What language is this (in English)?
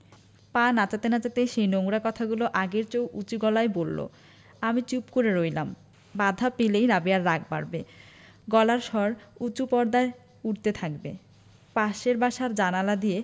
Bangla